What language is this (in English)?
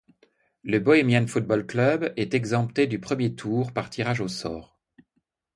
French